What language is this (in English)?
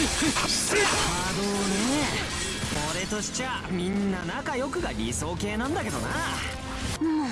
Japanese